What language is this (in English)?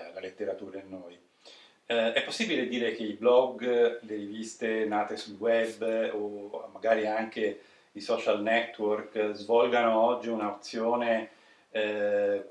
Italian